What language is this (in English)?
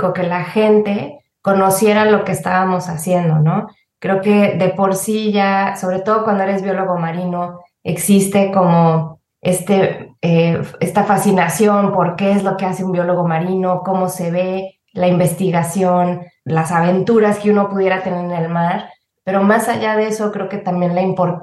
Spanish